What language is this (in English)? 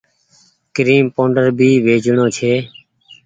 Goaria